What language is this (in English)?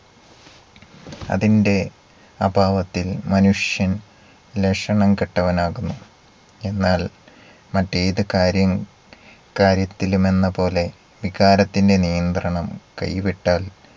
Malayalam